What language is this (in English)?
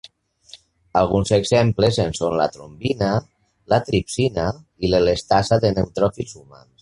Catalan